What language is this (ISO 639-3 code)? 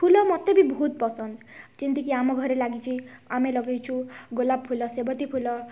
ori